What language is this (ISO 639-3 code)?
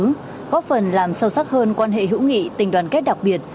vie